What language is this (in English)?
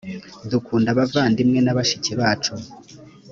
Kinyarwanda